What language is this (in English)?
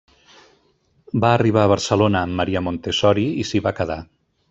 Catalan